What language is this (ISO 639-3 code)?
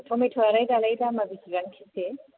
brx